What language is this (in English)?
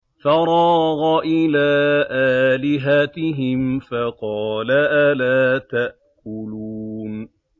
Arabic